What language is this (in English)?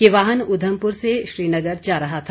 Hindi